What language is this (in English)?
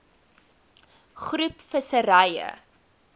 Afrikaans